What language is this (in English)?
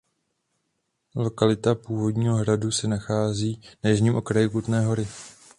Czech